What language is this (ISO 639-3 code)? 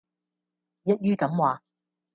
yue